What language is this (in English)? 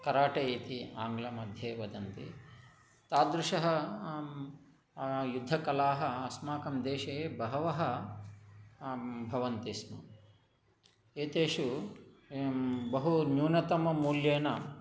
Sanskrit